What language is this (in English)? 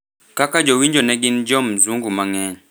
Luo (Kenya and Tanzania)